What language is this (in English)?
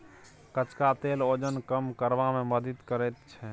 Maithili